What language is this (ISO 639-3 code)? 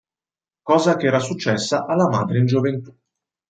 ita